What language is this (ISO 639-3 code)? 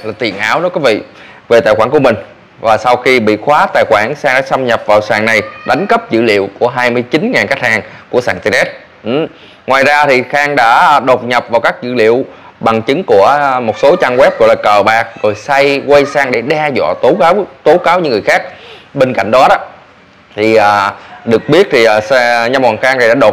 vie